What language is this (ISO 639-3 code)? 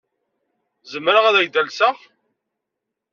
kab